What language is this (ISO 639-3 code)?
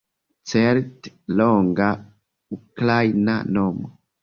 epo